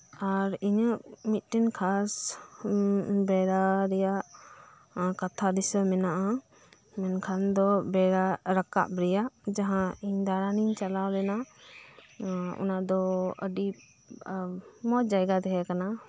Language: Santali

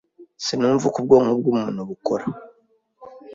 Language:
Kinyarwanda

